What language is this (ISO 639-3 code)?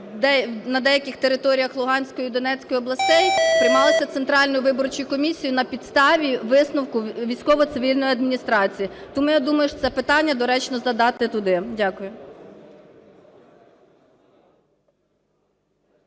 ukr